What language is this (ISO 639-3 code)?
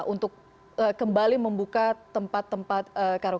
ind